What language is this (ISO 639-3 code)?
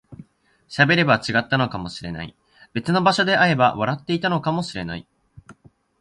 jpn